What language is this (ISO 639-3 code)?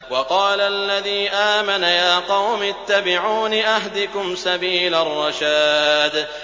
ara